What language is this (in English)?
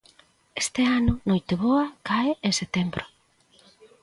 Galician